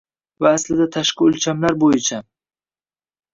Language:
Uzbek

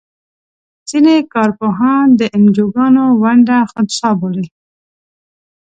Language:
Pashto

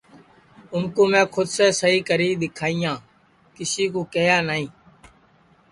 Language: Sansi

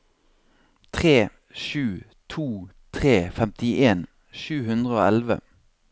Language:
Norwegian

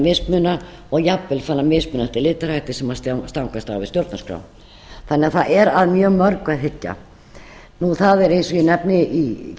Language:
Icelandic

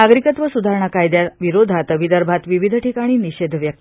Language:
Marathi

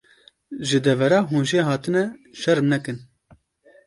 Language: Kurdish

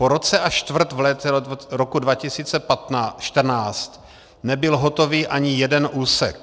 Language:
Czech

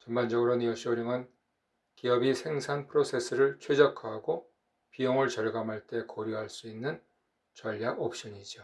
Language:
Korean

